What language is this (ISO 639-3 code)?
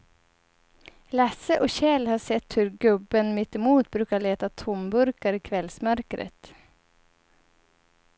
swe